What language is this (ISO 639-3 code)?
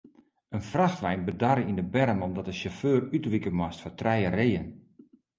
fry